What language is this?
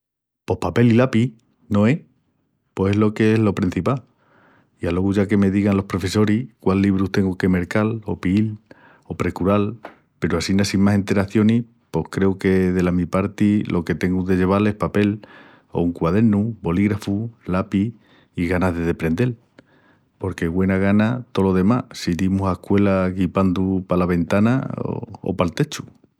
Extremaduran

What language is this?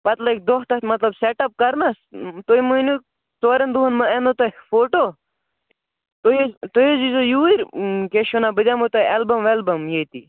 Kashmiri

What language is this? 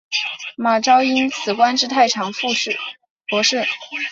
Chinese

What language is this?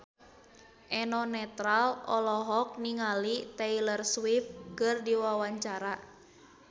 Sundanese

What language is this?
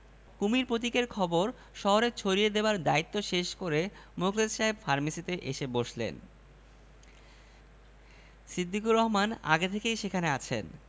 Bangla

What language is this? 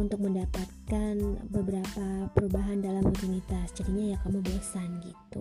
Indonesian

